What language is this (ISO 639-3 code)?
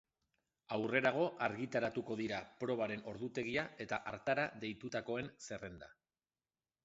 eus